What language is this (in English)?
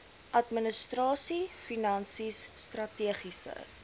Afrikaans